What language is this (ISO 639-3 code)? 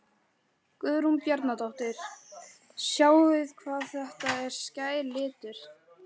isl